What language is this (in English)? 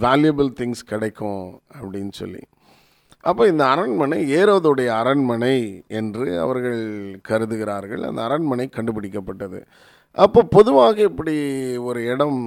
Tamil